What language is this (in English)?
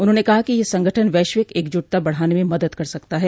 Hindi